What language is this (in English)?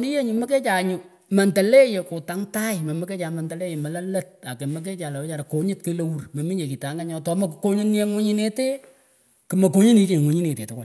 Pökoot